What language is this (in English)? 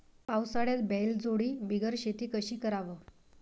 Marathi